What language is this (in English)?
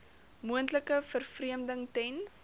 Afrikaans